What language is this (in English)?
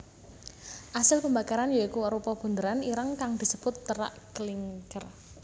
Javanese